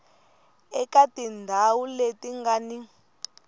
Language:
Tsonga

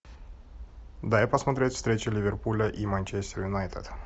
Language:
Russian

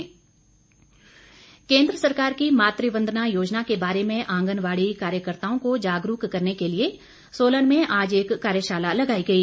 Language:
Hindi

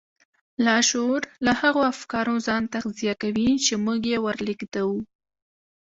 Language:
Pashto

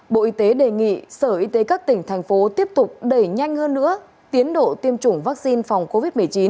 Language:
Vietnamese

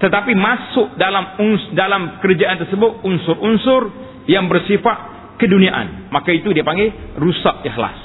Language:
Malay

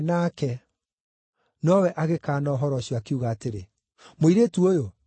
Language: Kikuyu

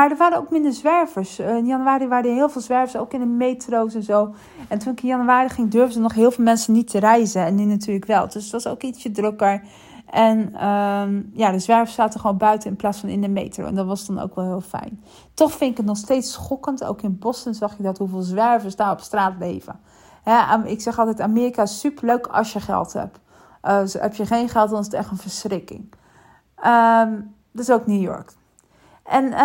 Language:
Dutch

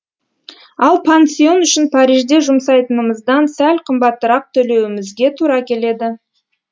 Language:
Kazakh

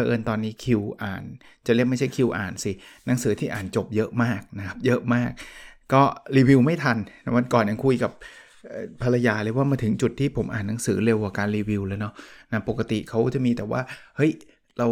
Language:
Thai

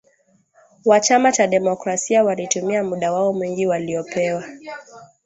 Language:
Swahili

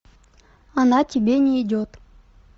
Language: Russian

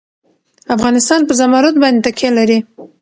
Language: Pashto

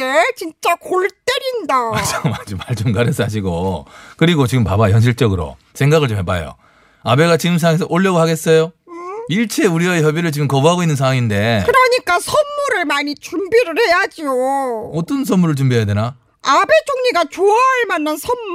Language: Korean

